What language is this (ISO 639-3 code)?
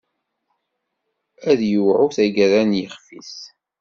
kab